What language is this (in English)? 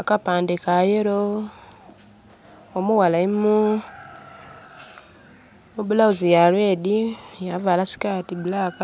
Soga